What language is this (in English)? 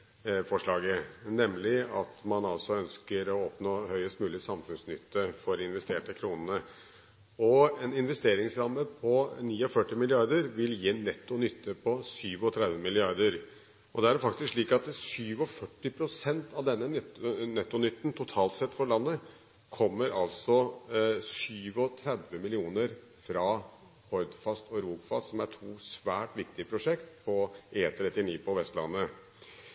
Norwegian Bokmål